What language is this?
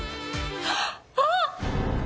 Japanese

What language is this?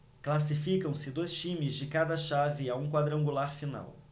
Portuguese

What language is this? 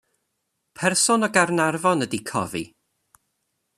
Welsh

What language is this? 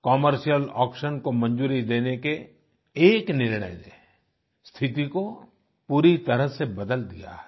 Hindi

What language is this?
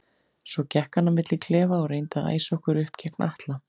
Icelandic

